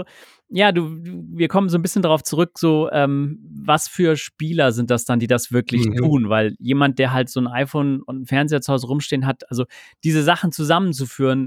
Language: German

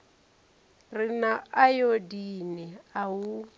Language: Venda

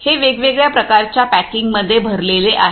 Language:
Marathi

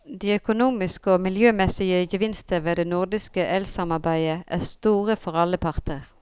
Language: Norwegian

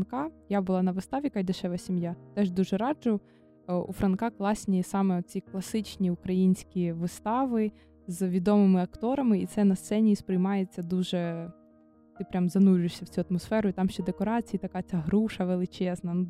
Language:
Ukrainian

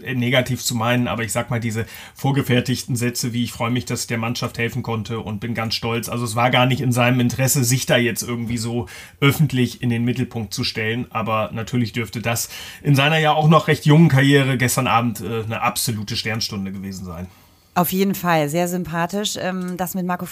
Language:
German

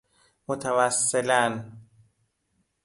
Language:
Persian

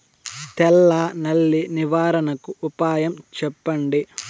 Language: Telugu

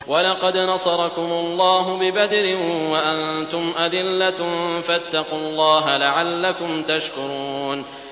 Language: Arabic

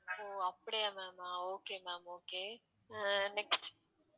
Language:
Tamil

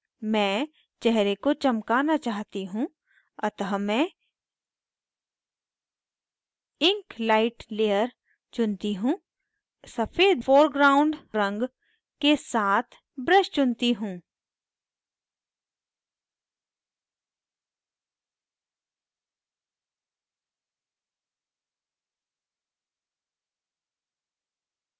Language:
Hindi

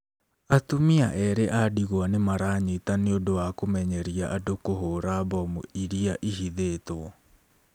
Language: Kikuyu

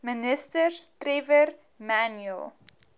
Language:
Afrikaans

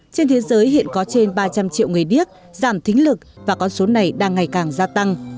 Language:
Vietnamese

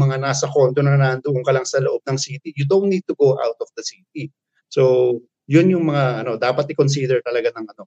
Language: Filipino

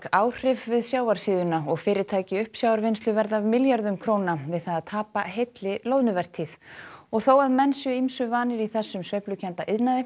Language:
Icelandic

